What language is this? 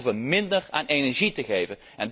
Dutch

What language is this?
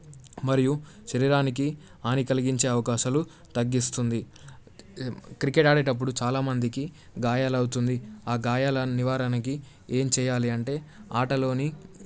Telugu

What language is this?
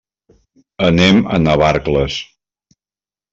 Catalan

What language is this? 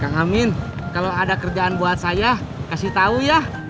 Indonesian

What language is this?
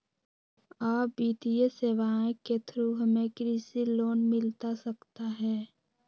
Magahi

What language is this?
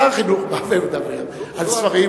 Hebrew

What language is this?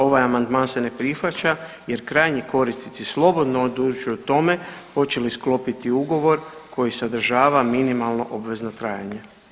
Croatian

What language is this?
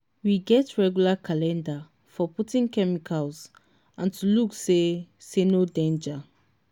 Nigerian Pidgin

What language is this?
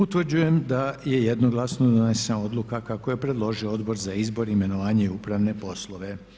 Croatian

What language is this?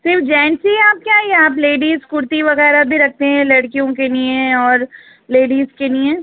Urdu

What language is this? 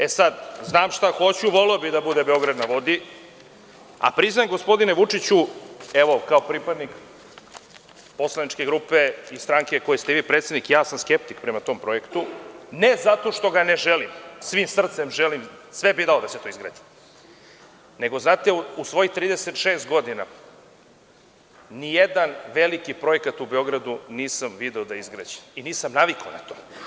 Serbian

